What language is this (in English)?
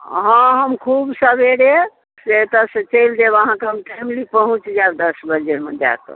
Maithili